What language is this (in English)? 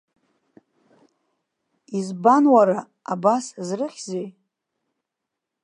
Abkhazian